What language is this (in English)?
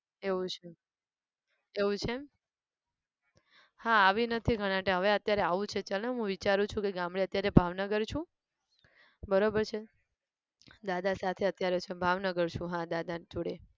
Gujarati